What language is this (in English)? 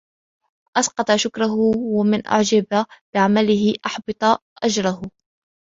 Arabic